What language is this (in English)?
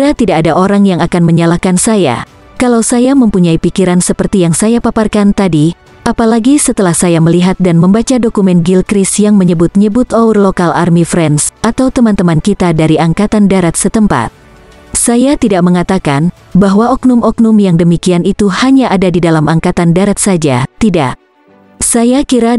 Indonesian